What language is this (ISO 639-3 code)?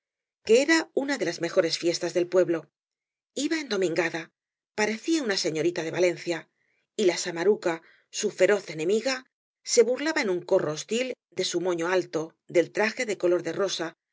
spa